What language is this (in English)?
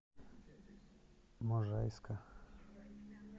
Russian